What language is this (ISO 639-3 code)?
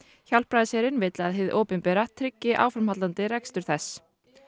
isl